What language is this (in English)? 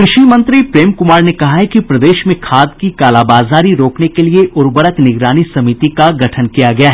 Hindi